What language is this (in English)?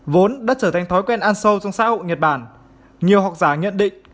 Vietnamese